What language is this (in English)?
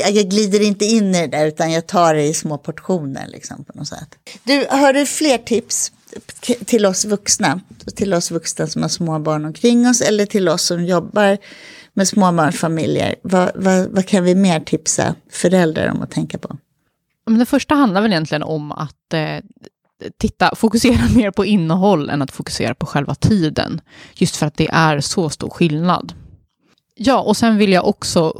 Swedish